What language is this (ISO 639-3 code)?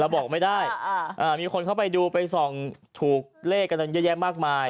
tha